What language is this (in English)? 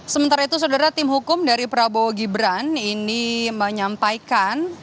Indonesian